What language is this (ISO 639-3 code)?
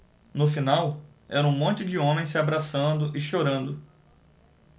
por